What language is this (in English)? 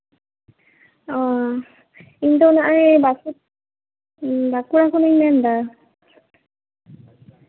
Santali